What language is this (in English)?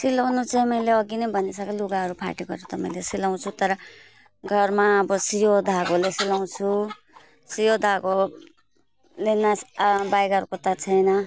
Nepali